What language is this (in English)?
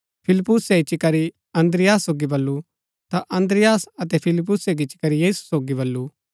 Gaddi